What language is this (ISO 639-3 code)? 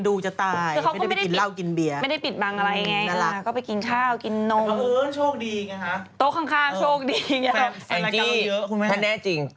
tha